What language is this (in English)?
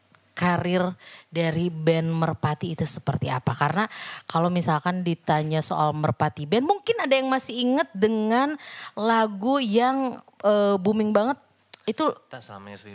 Indonesian